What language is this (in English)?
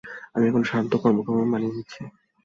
Bangla